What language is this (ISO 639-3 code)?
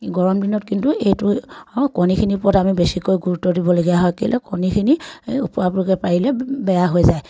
asm